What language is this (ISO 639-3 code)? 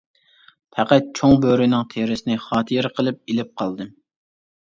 uig